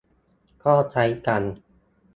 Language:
Thai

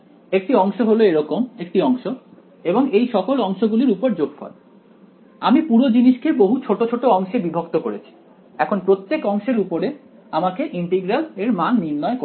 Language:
Bangla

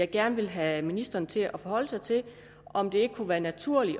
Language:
Danish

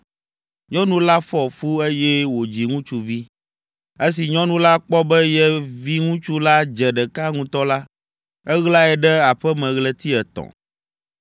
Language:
Ewe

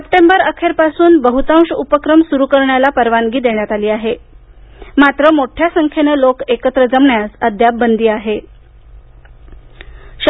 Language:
Marathi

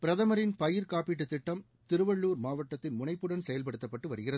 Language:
Tamil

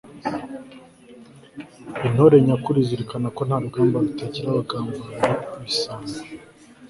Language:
Kinyarwanda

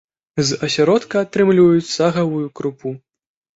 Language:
Belarusian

